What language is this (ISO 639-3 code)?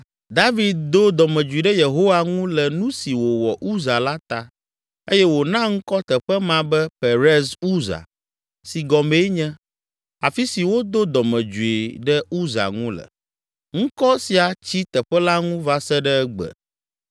ewe